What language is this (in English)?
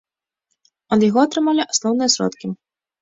Belarusian